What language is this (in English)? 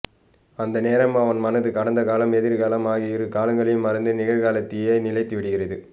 Tamil